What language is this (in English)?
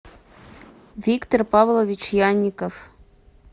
Russian